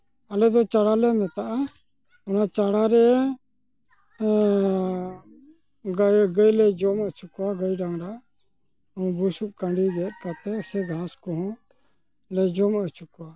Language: Santali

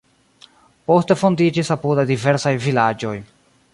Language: Esperanto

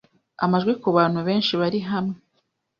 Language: Kinyarwanda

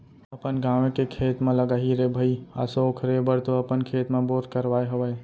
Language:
Chhattisgarhi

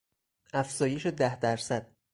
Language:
Persian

